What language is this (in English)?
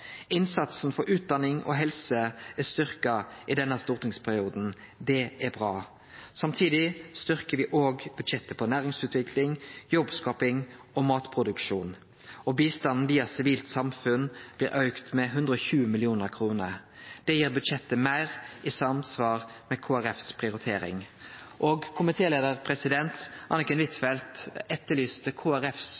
Norwegian Nynorsk